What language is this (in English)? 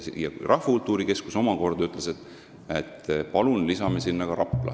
Estonian